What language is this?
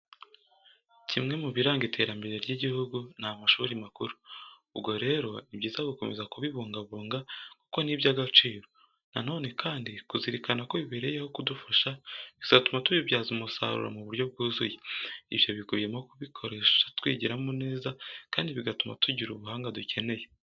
Kinyarwanda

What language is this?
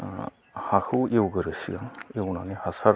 Bodo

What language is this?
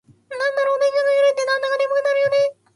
Japanese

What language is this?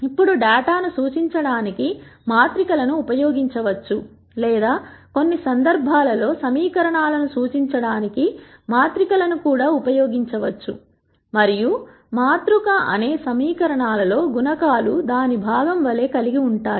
Telugu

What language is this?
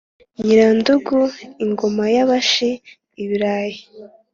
Kinyarwanda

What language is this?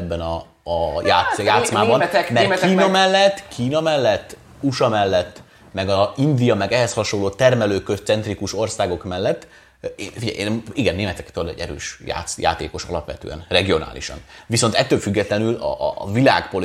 Hungarian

